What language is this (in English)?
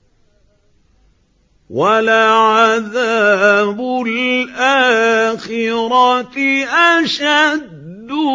Arabic